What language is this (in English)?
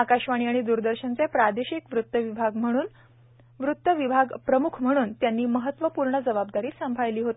Marathi